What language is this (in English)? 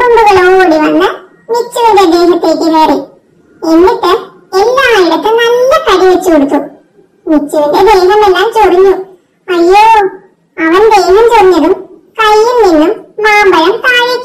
Thai